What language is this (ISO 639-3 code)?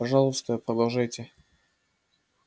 rus